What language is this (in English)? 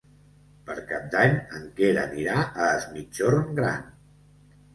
Catalan